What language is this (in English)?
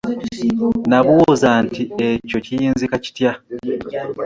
Ganda